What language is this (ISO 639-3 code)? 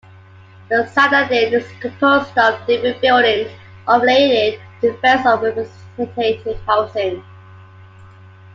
eng